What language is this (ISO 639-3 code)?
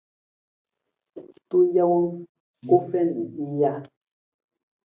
nmz